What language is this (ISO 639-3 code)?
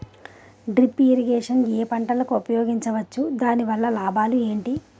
tel